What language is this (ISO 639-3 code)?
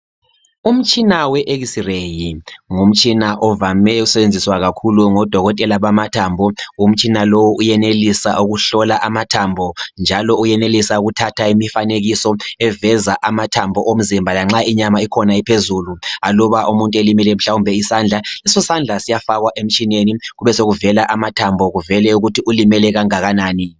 nde